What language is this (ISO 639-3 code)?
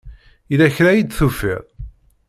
kab